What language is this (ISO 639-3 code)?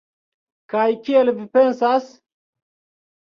epo